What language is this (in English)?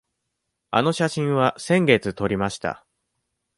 Japanese